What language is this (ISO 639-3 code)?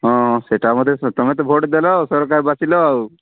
ori